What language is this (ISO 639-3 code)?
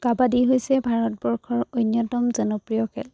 asm